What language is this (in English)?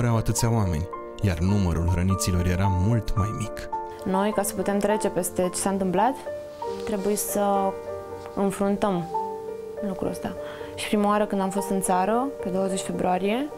Romanian